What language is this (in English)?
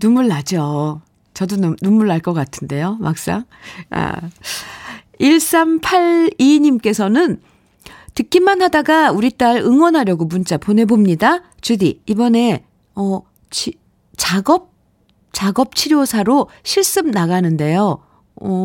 Korean